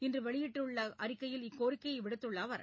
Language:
Tamil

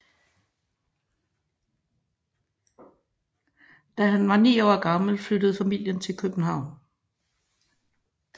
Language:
Danish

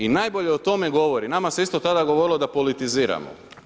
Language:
Croatian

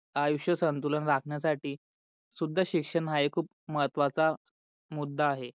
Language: Marathi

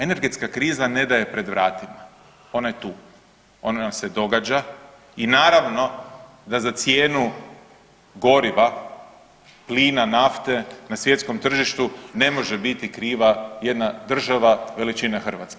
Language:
Croatian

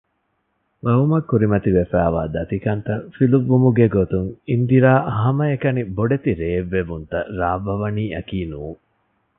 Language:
Divehi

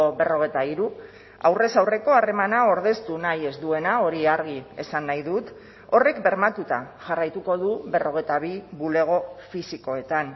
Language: Basque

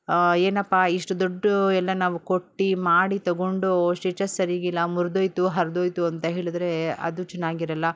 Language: Kannada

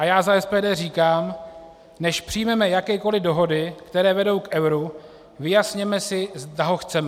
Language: Czech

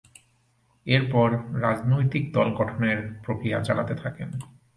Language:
Bangla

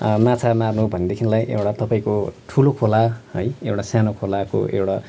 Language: Nepali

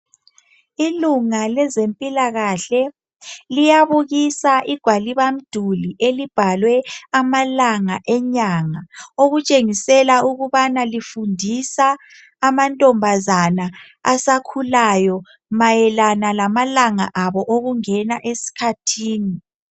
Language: North Ndebele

